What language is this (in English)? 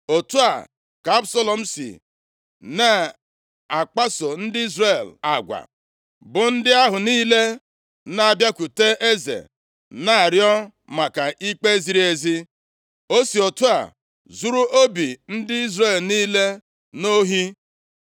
Igbo